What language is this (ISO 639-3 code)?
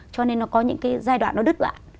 vie